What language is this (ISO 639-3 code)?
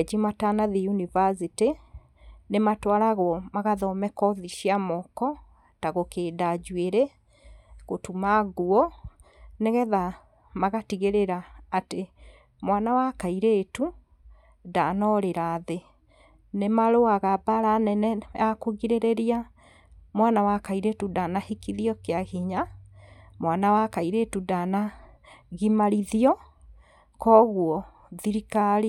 kik